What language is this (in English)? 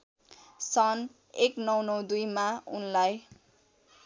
Nepali